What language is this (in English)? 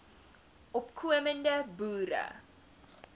Afrikaans